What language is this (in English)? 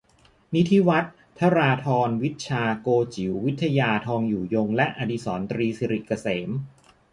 Thai